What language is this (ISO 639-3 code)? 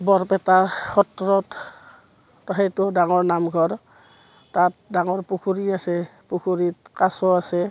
asm